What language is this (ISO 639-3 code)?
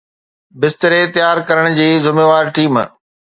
snd